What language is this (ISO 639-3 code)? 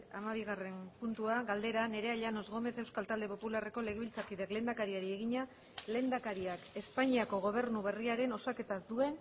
eus